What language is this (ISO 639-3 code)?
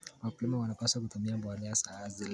kln